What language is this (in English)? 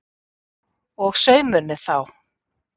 Icelandic